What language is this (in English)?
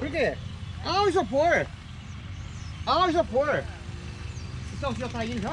Portuguese